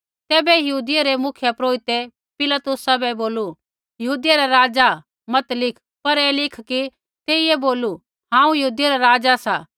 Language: Kullu Pahari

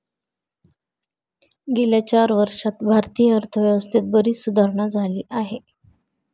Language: Marathi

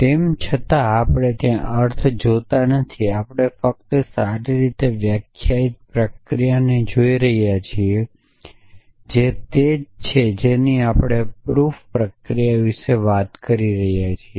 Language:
Gujarati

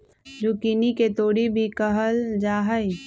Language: Magahi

